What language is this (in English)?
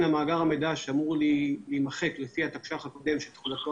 Hebrew